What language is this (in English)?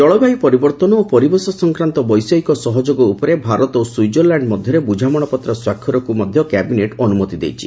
Odia